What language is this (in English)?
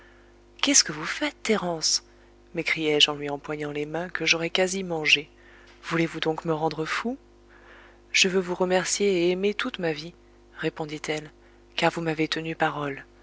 French